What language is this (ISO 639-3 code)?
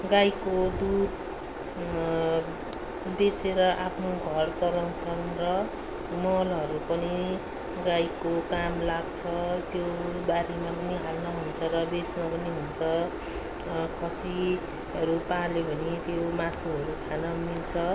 nep